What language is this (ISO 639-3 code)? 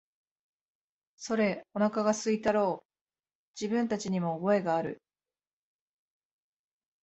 jpn